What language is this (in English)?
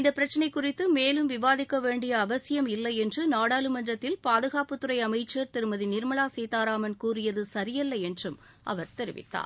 Tamil